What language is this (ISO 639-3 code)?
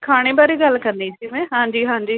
pan